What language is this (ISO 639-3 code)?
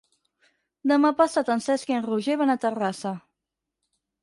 cat